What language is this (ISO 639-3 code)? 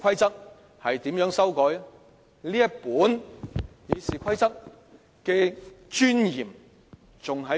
yue